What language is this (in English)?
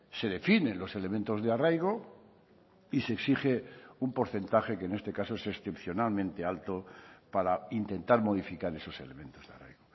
Spanish